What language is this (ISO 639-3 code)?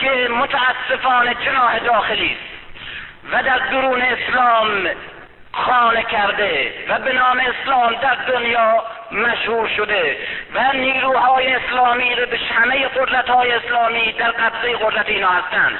fas